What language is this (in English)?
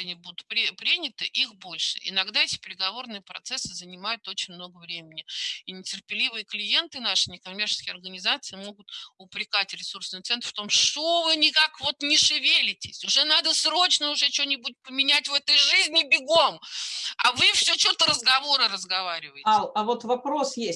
Russian